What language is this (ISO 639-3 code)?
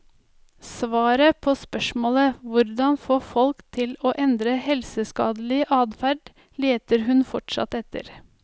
nor